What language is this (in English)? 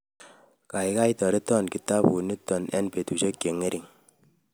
Kalenjin